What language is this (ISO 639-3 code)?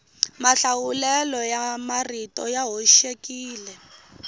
tso